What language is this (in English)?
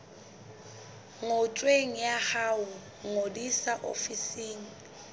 Southern Sotho